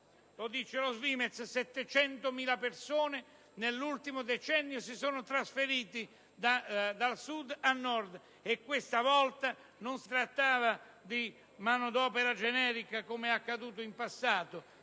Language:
Italian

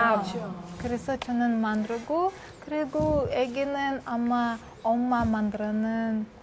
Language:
Korean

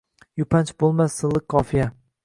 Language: Uzbek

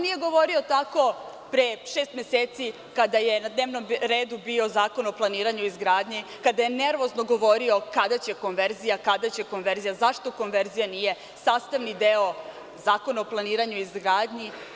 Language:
Serbian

